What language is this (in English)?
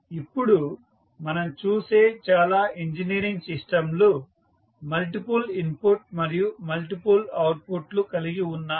Telugu